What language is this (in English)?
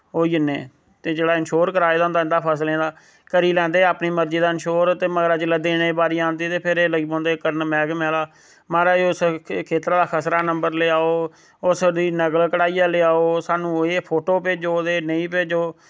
Dogri